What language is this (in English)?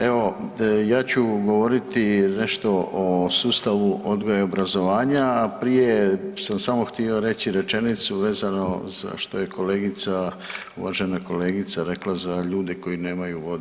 Croatian